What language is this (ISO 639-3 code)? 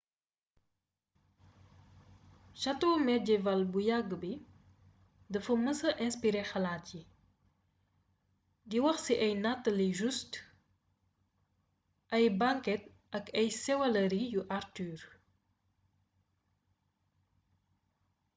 wol